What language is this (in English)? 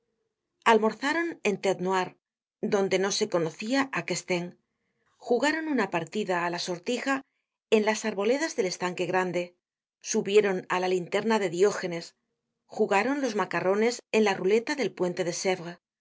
Spanish